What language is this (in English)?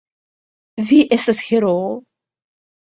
Esperanto